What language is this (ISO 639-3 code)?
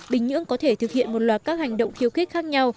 vie